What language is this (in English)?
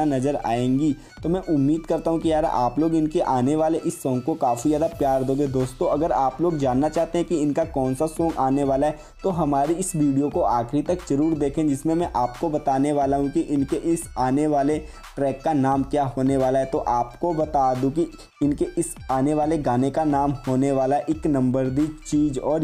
Hindi